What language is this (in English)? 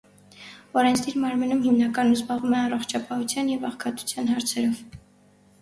Armenian